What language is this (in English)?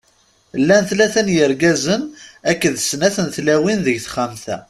Kabyle